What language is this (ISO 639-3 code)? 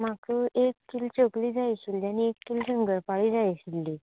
kok